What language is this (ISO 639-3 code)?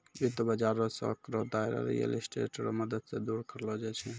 mai